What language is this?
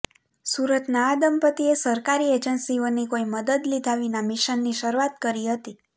Gujarati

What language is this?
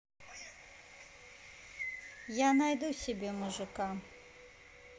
Russian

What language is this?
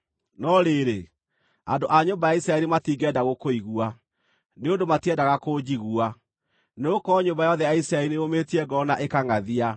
Kikuyu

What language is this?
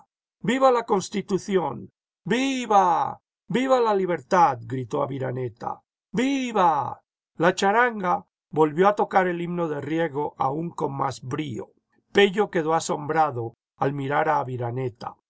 Spanish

